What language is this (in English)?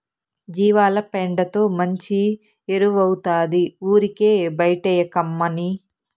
Telugu